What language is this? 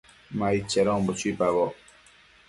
Matsés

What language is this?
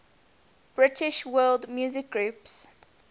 English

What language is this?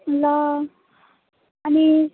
Nepali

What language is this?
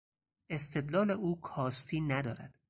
Persian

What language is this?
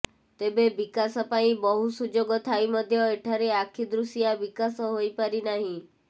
Odia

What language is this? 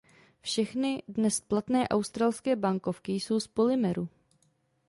Czech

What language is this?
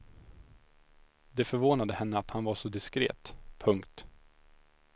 Swedish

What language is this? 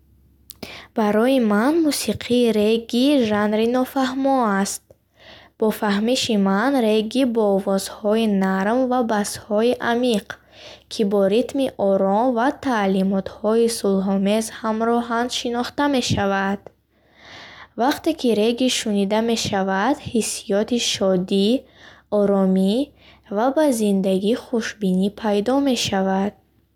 Bukharic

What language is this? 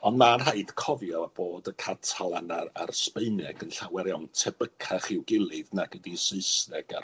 Welsh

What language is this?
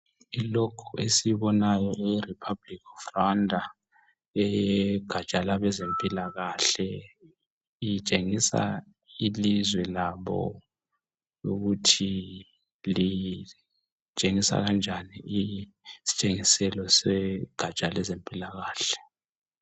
North Ndebele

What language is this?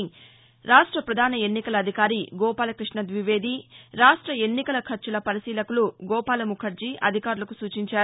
Telugu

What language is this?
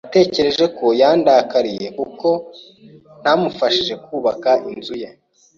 Kinyarwanda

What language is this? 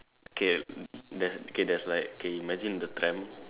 English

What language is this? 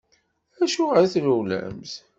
Kabyle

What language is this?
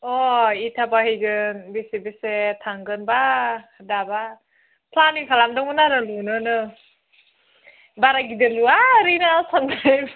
Bodo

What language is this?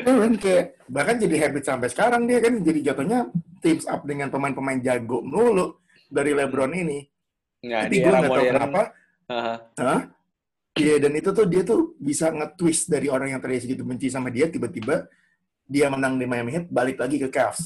Indonesian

